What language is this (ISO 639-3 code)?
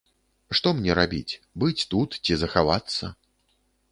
bel